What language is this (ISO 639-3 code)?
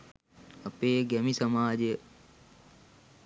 sin